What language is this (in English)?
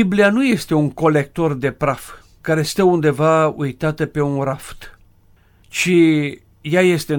Romanian